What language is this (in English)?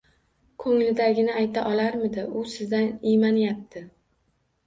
Uzbek